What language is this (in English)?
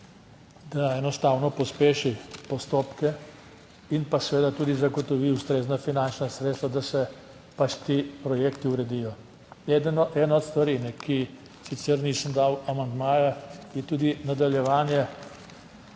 Slovenian